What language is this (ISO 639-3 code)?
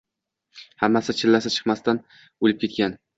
uzb